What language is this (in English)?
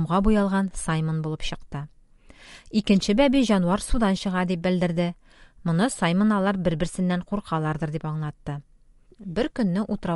Turkish